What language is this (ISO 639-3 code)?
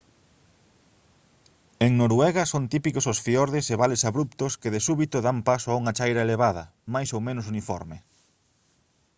glg